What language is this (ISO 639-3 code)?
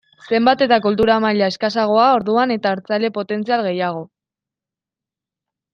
eus